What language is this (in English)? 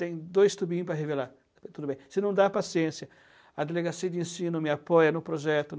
Portuguese